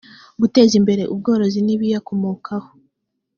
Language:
Kinyarwanda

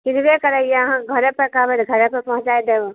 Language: Maithili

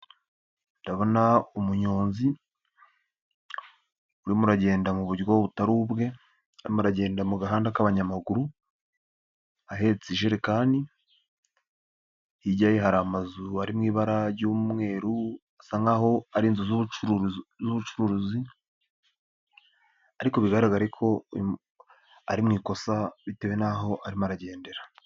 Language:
Kinyarwanda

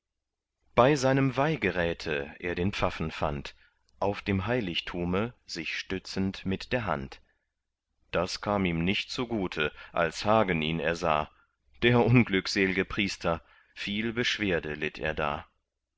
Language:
German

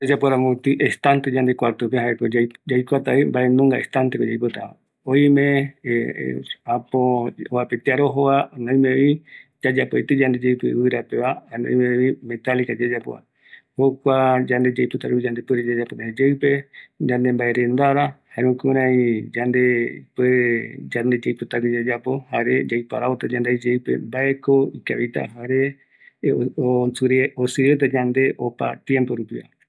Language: Eastern Bolivian Guaraní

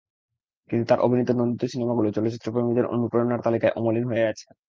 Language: Bangla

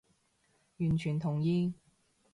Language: Cantonese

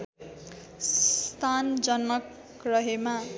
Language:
Nepali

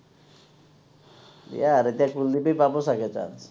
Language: Assamese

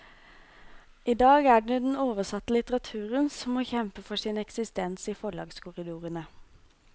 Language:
Norwegian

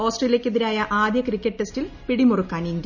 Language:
Malayalam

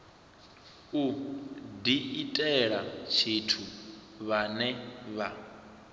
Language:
Venda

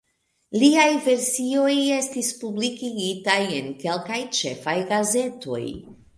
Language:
Esperanto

